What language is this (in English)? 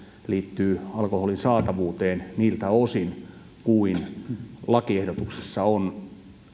Finnish